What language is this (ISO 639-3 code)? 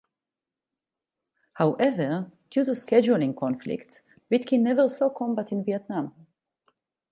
eng